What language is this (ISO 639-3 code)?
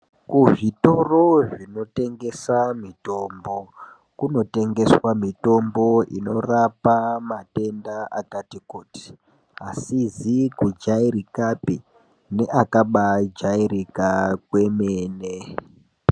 ndc